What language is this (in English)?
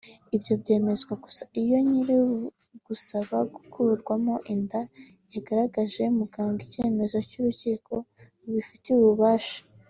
Kinyarwanda